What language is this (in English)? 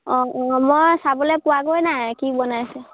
Assamese